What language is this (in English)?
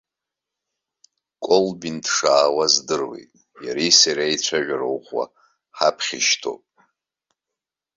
Abkhazian